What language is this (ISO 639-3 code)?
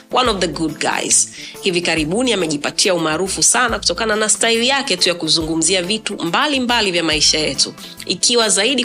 swa